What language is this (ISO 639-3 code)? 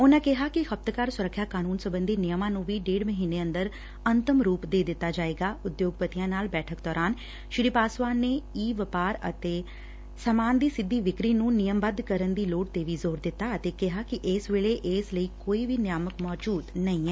pan